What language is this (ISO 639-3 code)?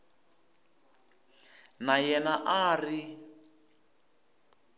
tso